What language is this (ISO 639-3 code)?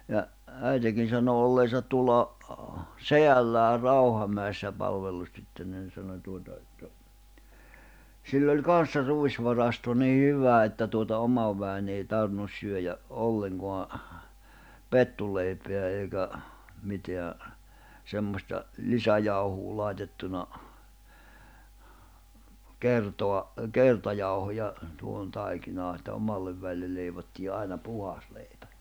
fin